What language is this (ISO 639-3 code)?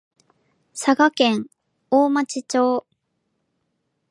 jpn